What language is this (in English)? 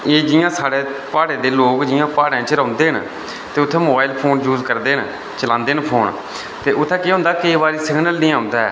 Dogri